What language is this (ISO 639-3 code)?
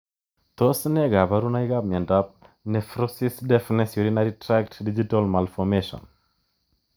kln